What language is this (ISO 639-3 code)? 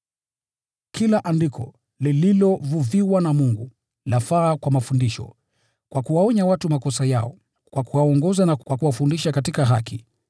swa